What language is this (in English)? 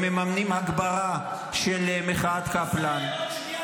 Hebrew